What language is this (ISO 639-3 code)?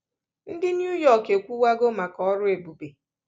ibo